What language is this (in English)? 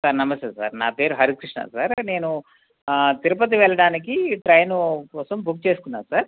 Telugu